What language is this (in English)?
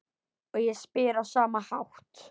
Icelandic